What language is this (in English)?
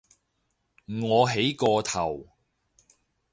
Cantonese